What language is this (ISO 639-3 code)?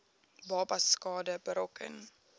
afr